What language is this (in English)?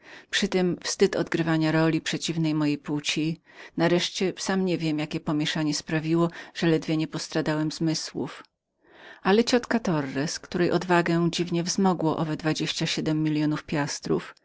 Polish